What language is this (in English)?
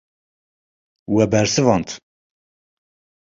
Kurdish